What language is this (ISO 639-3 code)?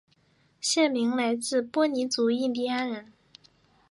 zho